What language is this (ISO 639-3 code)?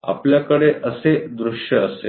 mar